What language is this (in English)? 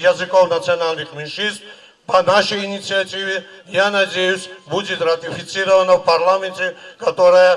Russian